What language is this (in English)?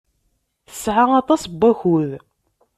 Kabyle